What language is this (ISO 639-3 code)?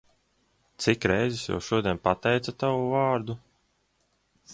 lav